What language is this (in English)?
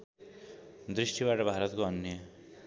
Nepali